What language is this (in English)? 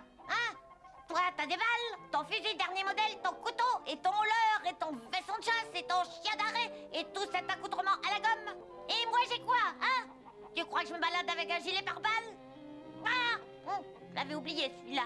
French